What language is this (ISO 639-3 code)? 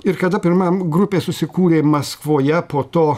lit